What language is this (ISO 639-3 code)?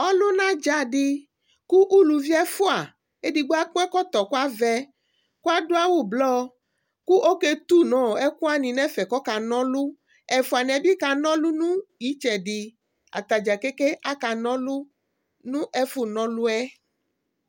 kpo